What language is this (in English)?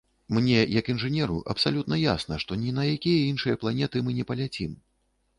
Belarusian